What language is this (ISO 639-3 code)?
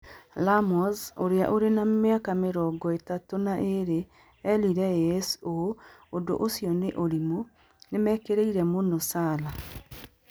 kik